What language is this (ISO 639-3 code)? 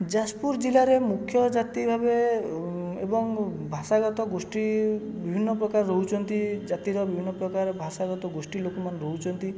ori